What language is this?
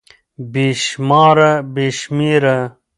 Pashto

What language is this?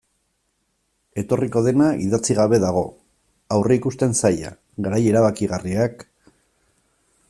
Basque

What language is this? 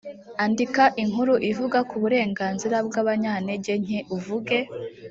Kinyarwanda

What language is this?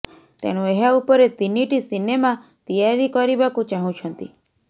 Odia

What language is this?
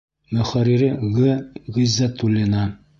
Bashkir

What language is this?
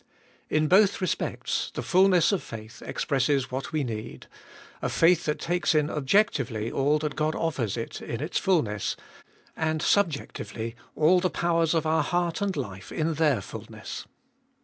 English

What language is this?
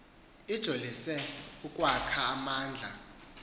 Xhosa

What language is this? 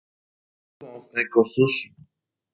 Guarani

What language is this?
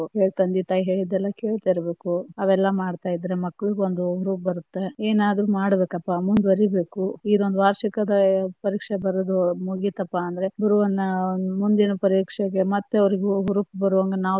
Kannada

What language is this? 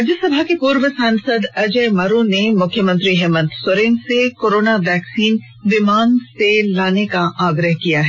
Hindi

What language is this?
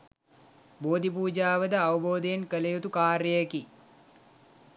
Sinhala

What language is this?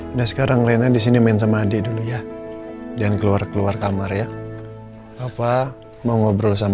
Indonesian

